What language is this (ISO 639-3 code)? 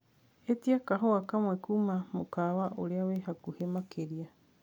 kik